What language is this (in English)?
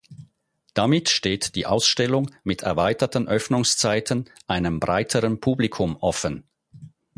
German